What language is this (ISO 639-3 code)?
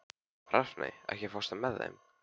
isl